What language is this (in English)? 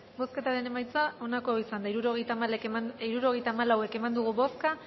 Basque